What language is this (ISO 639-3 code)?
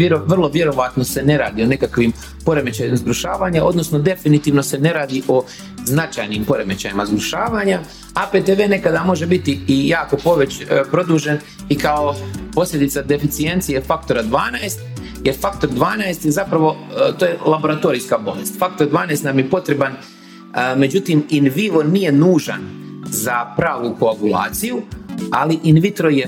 hrv